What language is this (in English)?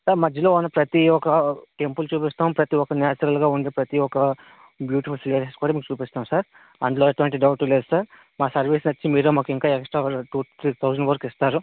Telugu